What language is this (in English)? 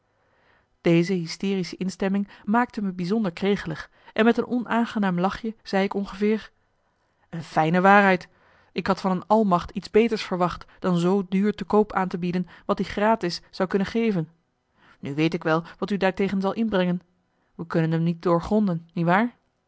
Dutch